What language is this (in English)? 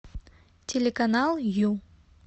Russian